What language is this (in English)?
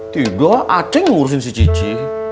Indonesian